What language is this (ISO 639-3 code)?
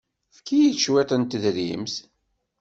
kab